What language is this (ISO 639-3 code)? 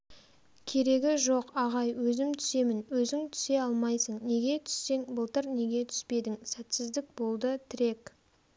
kaz